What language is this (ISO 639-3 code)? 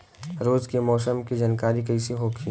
bho